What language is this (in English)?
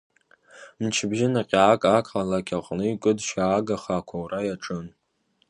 Abkhazian